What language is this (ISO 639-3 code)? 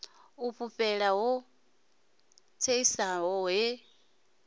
ven